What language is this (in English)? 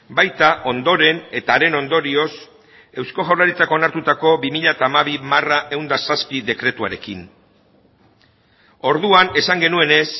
Basque